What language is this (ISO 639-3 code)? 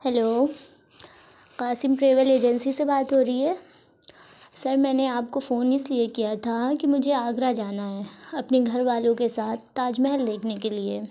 urd